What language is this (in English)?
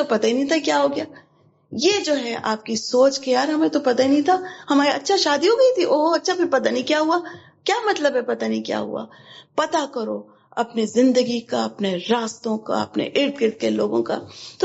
Urdu